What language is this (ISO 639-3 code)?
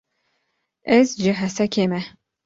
kur